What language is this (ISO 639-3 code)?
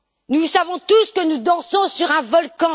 fra